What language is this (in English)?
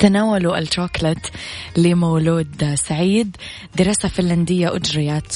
Arabic